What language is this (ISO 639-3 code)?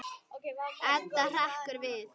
isl